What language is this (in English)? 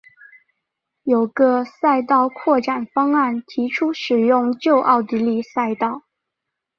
Chinese